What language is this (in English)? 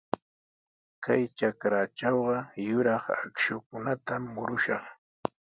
Sihuas Ancash Quechua